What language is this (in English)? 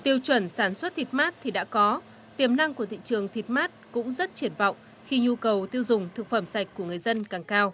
Vietnamese